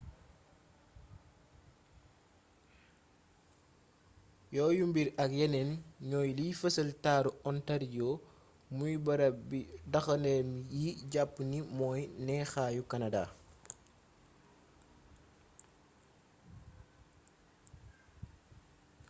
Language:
Wolof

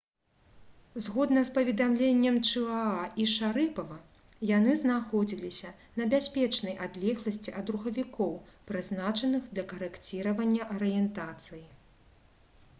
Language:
Belarusian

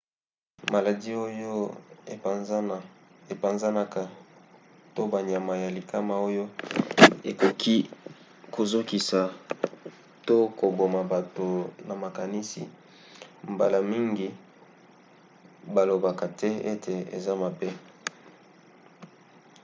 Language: Lingala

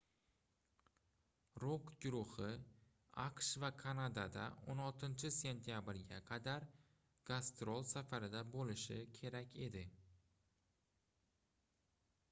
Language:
Uzbek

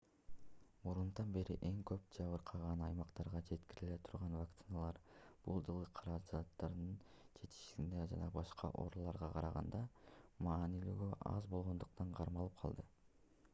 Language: Kyrgyz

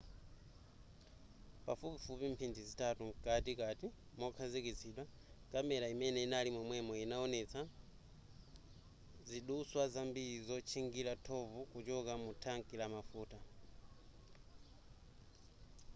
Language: Nyanja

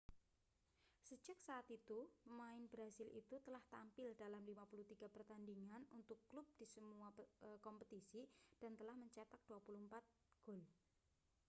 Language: Indonesian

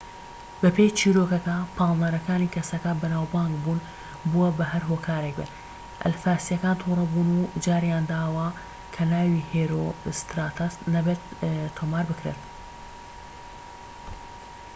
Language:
Central Kurdish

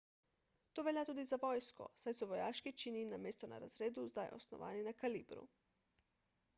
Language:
Slovenian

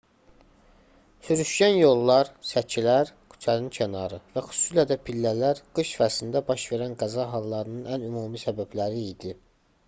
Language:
Azerbaijani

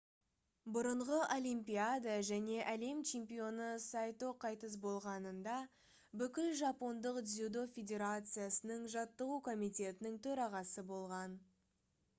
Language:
Kazakh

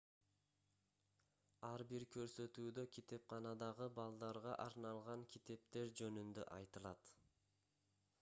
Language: Kyrgyz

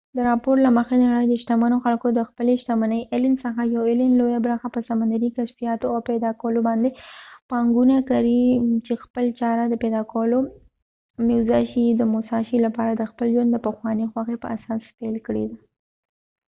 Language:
Pashto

